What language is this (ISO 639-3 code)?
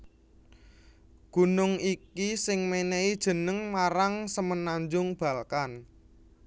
jav